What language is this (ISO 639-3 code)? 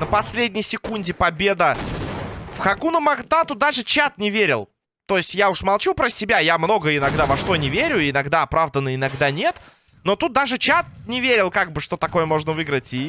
rus